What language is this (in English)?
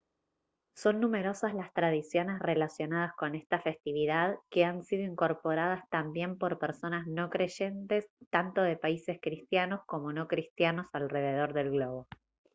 Spanish